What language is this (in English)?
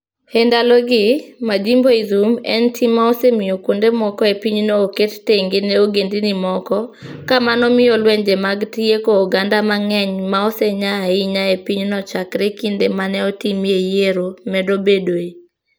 Luo (Kenya and Tanzania)